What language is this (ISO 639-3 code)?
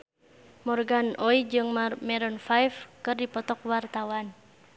sun